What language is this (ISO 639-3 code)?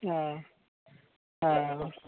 mai